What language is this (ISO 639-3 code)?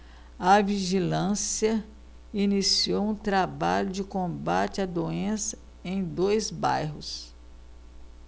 por